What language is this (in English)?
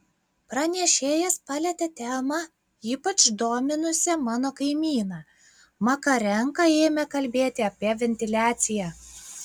Lithuanian